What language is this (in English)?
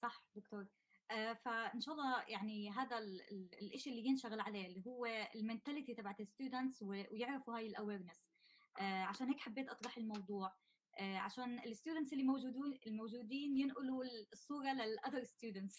Arabic